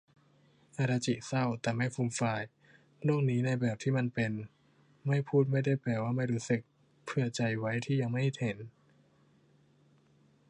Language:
Thai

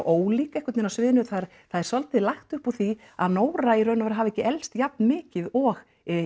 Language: Icelandic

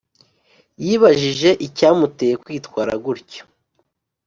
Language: Kinyarwanda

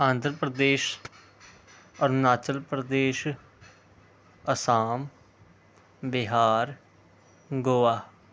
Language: Punjabi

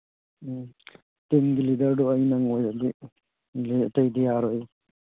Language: Manipuri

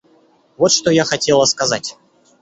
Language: Russian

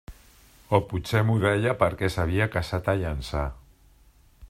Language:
Catalan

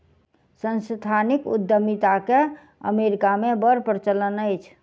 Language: Maithili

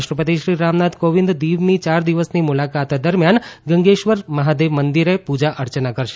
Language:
Gujarati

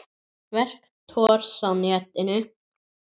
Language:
Icelandic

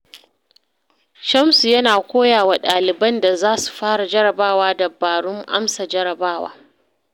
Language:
Hausa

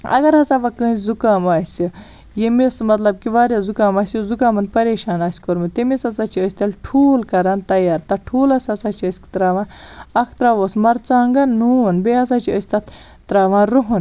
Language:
Kashmiri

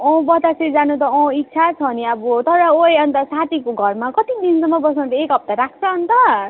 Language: Nepali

